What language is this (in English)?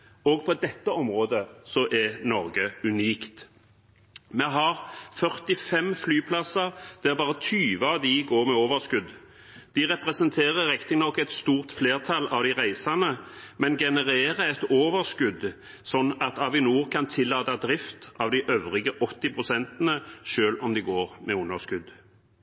Norwegian Bokmål